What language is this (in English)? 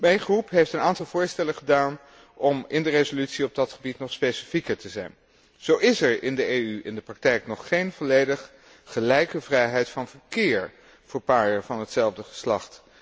Dutch